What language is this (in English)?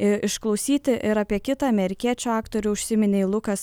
Lithuanian